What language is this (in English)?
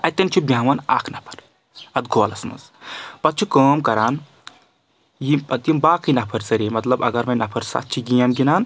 Kashmiri